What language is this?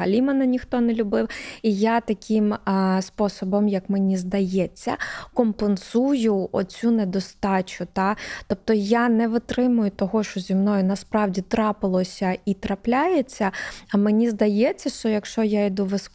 Ukrainian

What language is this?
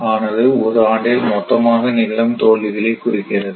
Tamil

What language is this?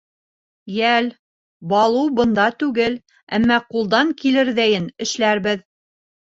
Bashkir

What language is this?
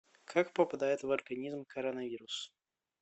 Russian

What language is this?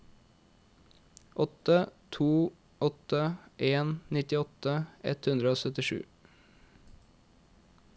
Norwegian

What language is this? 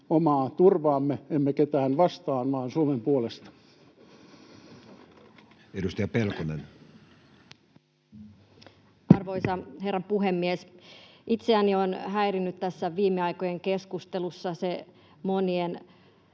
Finnish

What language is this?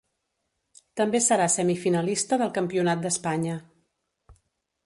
Catalan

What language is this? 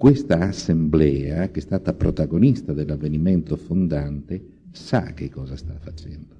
Italian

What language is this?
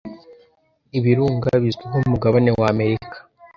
Kinyarwanda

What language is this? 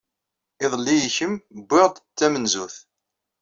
Kabyle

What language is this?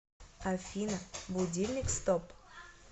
Russian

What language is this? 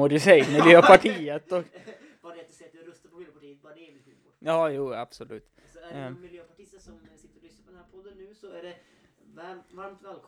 Swedish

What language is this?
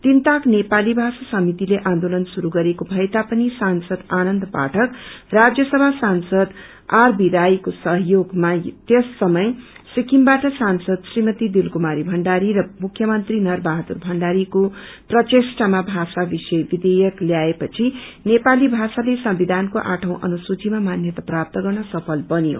Nepali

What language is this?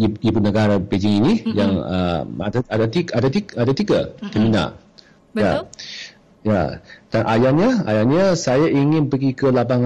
Malay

